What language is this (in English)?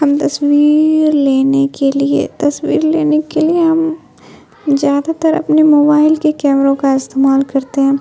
Urdu